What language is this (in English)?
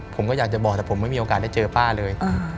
Thai